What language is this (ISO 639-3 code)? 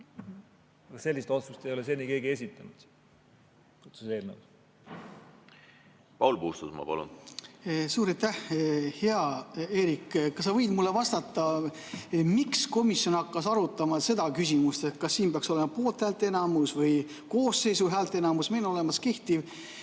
est